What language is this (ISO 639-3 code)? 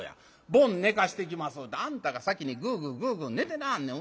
jpn